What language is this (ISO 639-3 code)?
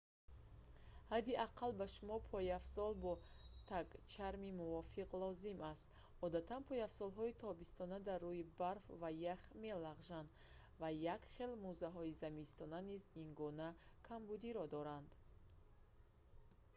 tgk